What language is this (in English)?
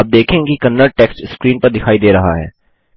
Hindi